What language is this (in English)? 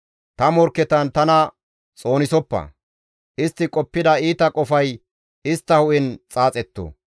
Gamo